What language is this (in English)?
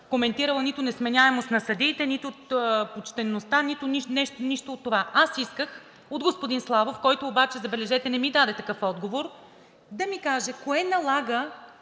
Bulgarian